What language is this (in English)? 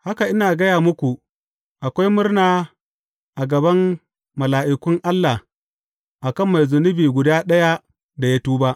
Hausa